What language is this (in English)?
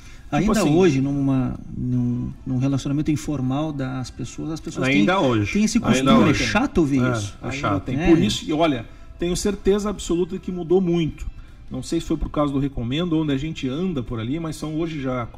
Portuguese